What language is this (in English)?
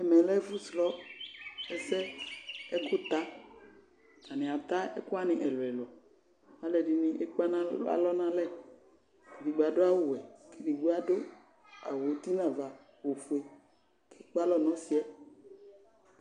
Ikposo